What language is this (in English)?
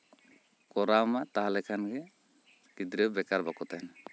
Santali